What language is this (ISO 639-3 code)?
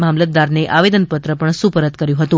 guj